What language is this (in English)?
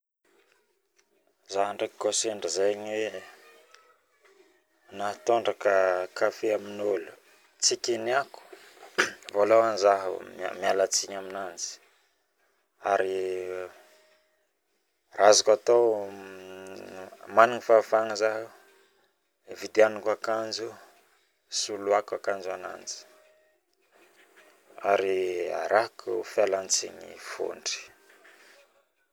Northern Betsimisaraka Malagasy